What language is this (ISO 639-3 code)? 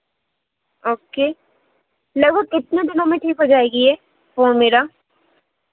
hin